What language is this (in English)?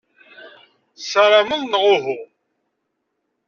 Kabyle